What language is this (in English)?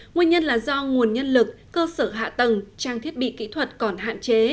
Vietnamese